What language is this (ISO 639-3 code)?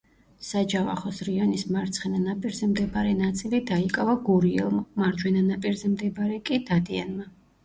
kat